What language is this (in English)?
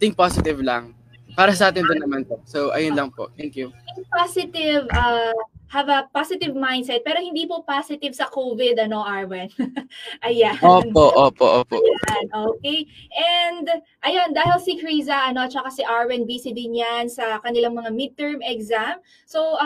Filipino